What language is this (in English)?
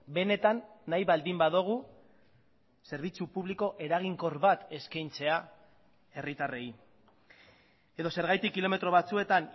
Basque